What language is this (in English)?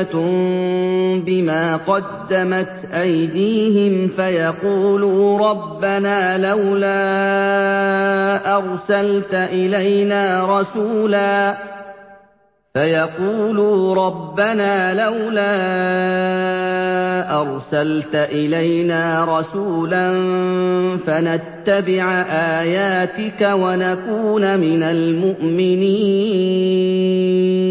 Arabic